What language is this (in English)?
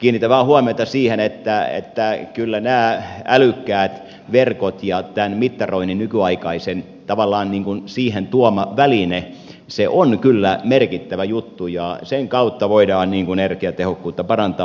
Finnish